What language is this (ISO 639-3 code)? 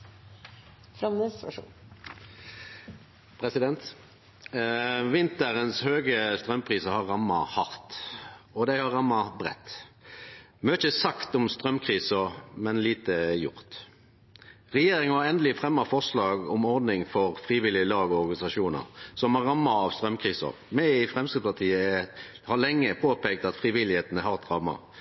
nno